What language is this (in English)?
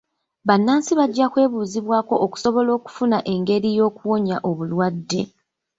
Ganda